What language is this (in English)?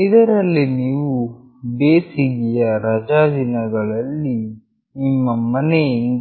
Kannada